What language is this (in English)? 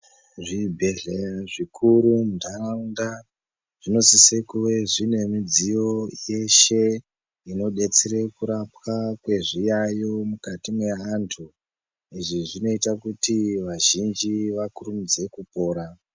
Ndau